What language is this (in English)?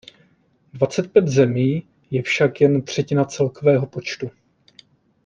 Czech